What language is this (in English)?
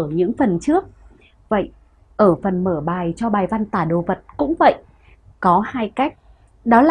Vietnamese